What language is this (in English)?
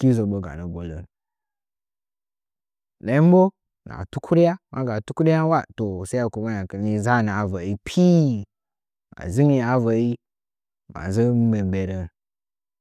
Nzanyi